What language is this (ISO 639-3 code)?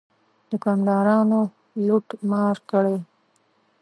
pus